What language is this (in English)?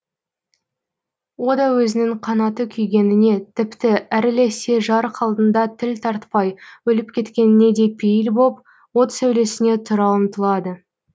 Kazakh